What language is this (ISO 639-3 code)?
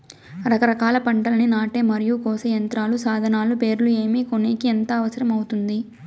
tel